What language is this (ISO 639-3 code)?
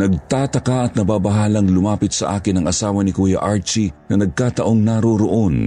fil